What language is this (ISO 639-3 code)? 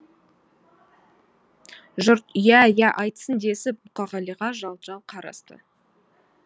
kaz